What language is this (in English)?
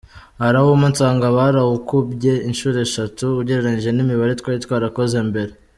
Kinyarwanda